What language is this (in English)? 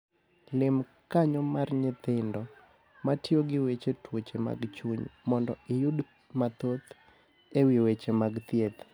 Luo (Kenya and Tanzania)